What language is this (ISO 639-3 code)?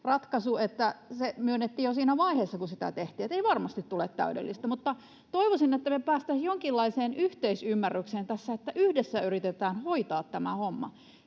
fin